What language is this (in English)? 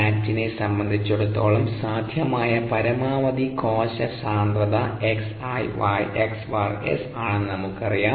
Malayalam